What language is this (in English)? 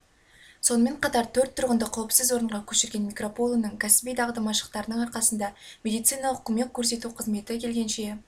Kazakh